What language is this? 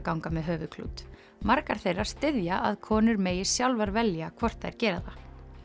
Icelandic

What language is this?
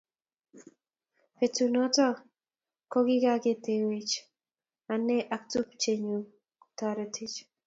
Kalenjin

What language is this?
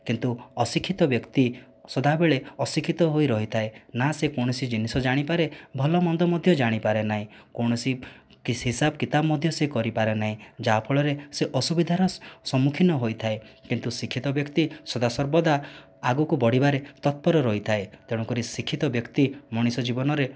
Odia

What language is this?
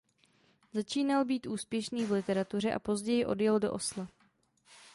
Czech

